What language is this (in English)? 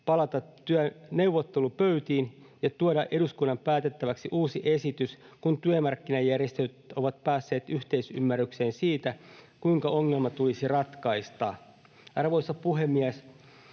Finnish